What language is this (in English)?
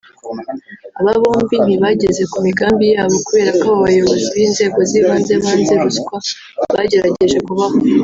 Kinyarwanda